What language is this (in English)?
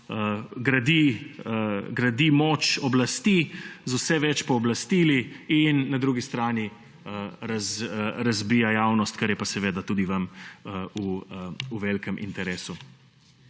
Slovenian